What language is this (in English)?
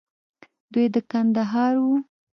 Pashto